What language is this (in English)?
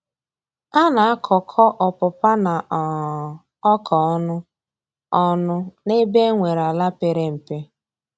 Igbo